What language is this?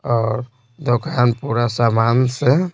Hindi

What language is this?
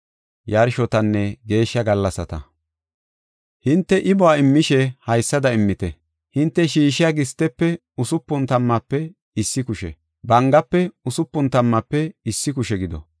Gofa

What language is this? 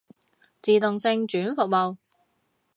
Cantonese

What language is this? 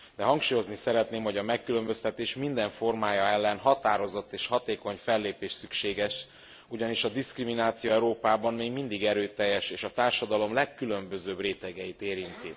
Hungarian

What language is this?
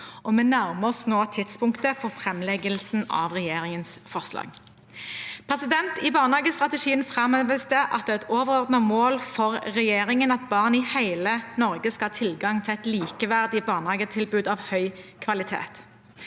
Norwegian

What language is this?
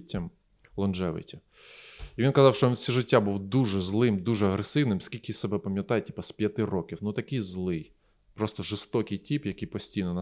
Ukrainian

